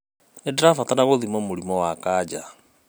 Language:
Kikuyu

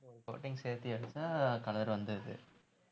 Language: Tamil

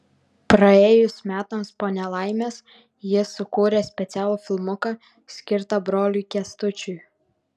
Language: Lithuanian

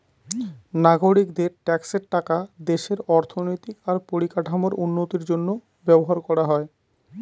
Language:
Bangla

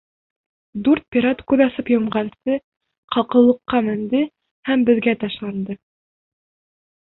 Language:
Bashkir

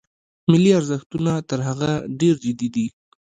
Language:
Pashto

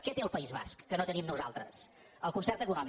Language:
Catalan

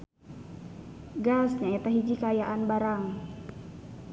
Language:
Sundanese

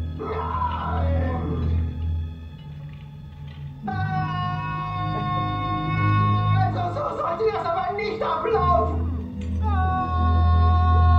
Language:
German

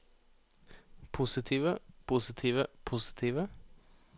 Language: Norwegian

